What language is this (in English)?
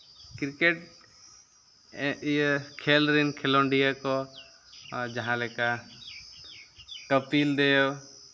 Santali